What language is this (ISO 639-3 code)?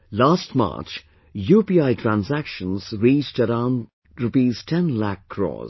eng